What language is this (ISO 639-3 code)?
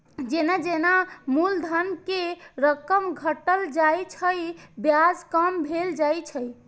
mai